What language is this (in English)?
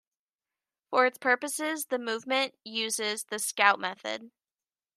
English